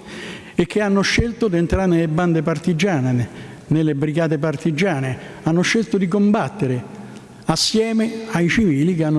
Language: Italian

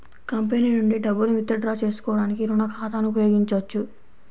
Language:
Telugu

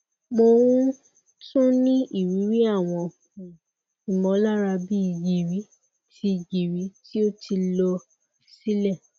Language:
Yoruba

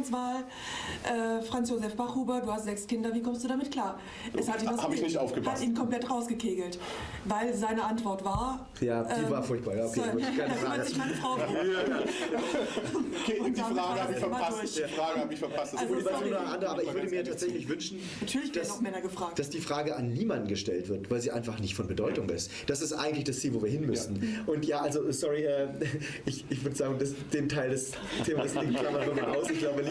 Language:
German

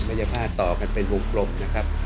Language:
Thai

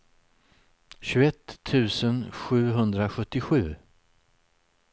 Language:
Swedish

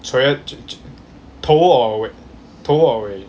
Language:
English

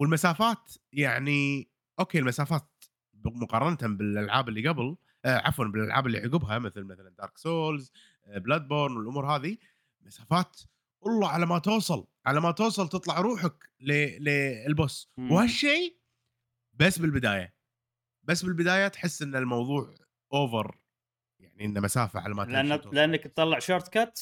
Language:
Arabic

